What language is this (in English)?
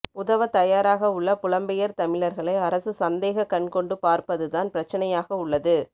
Tamil